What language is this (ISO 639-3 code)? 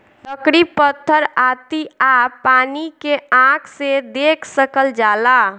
bho